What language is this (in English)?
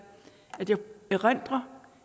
Danish